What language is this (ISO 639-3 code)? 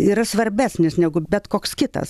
lit